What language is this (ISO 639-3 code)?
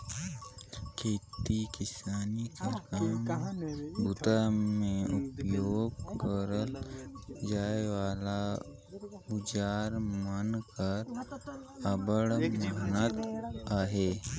hne